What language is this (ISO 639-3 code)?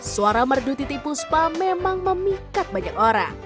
ind